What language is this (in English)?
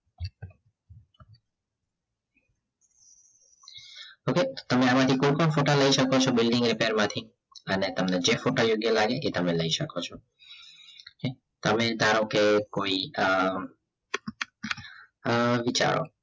Gujarati